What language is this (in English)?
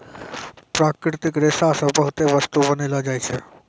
Maithili